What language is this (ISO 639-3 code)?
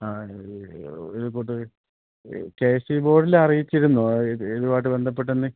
mal